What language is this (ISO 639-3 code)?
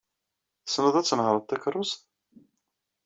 kab